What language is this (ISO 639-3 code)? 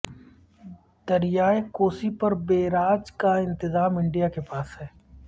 urd